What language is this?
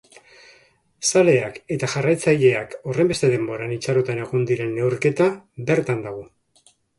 Basque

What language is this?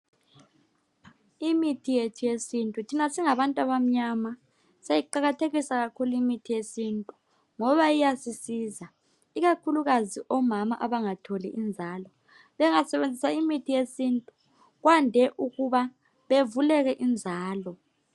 North Ndebele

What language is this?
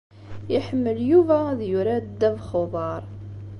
Kabyle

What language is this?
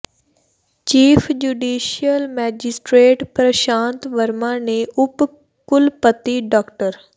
Punjabi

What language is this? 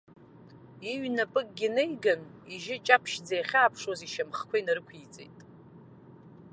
Abkhazian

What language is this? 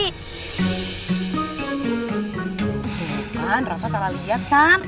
Indonesian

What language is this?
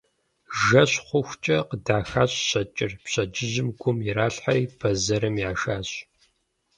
Kabardian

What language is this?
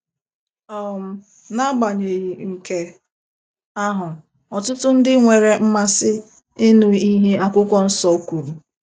Igbo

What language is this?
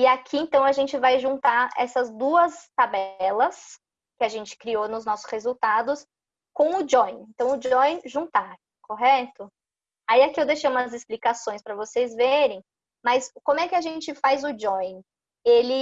Portuguese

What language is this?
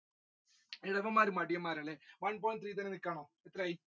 Malayalam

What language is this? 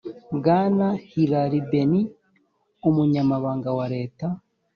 Kinyarwanda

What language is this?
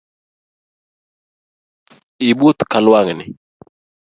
Luo (Kenya and Tanzania)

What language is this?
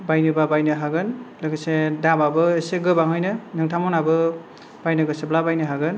Bodo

